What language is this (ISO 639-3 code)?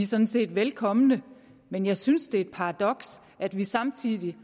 dan